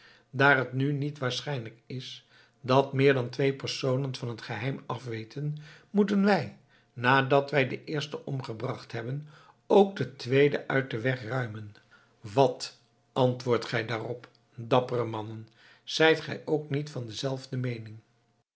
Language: Dutch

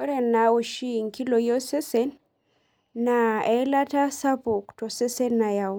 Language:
Masai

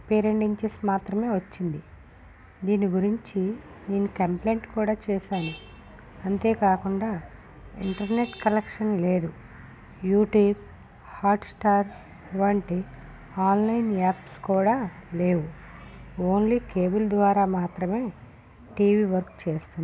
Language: Telugu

